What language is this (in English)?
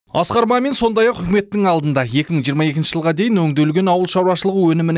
Kazakh